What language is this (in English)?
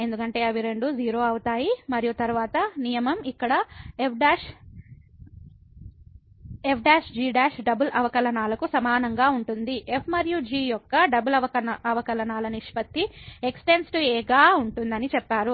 Telugu